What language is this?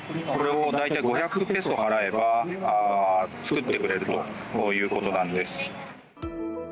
Japanese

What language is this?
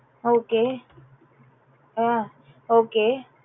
Tamil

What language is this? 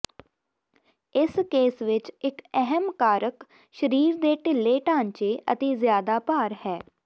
Punjabi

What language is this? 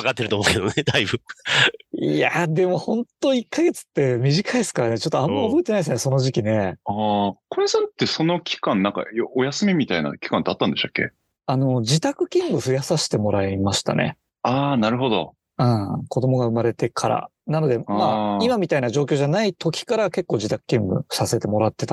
Japanese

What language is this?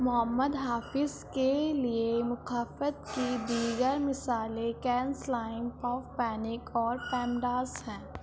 Urdu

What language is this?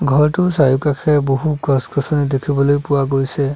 Assamese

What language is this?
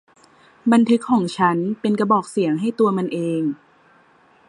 Thai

